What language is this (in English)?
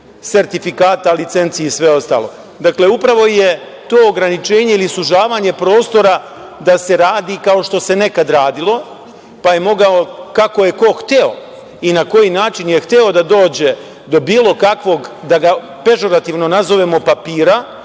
Serbian